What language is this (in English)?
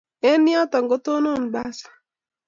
Kalenjin